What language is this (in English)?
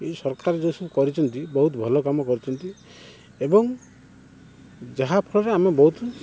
Odia